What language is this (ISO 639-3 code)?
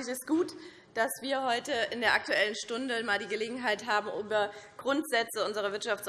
deu